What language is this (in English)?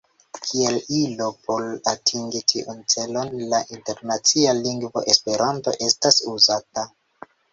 Esperanto